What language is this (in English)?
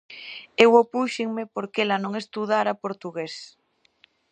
Galician